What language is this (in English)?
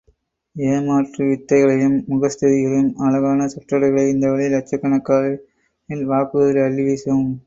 Tamil